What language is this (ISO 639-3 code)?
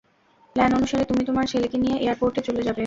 ben